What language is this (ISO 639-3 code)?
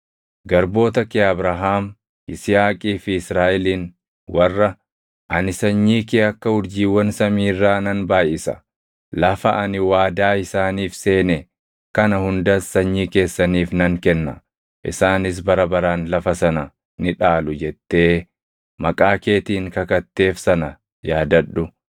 orm